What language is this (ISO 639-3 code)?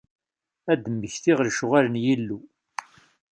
kab